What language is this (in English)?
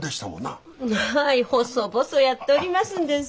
Japanese